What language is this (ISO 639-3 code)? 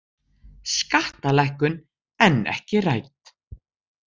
isl